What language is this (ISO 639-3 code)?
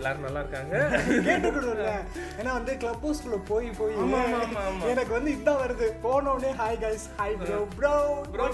tam